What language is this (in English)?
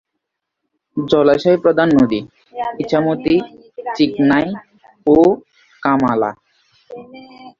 Bangla